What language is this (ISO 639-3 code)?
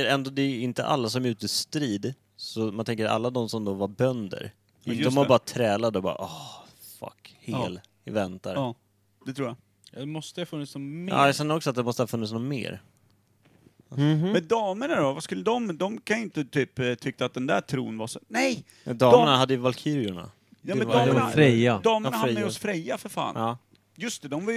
swe